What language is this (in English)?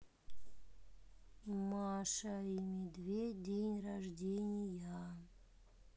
Russian